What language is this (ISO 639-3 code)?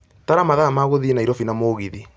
kik